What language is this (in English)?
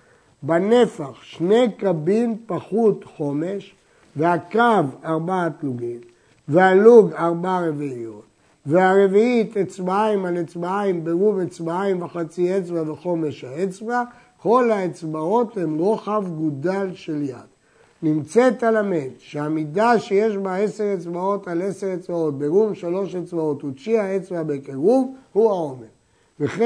Hebrew